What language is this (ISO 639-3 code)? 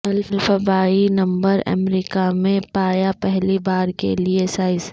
urd